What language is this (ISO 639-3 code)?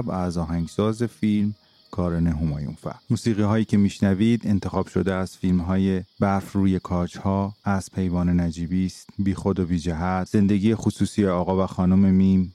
fas